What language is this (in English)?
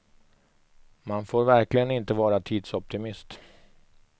Swedish